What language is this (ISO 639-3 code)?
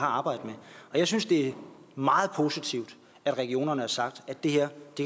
dan